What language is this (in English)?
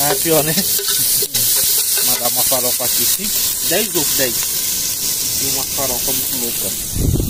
Portuguese